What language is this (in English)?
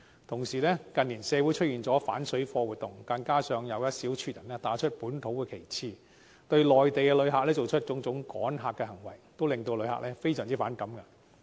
Cantonese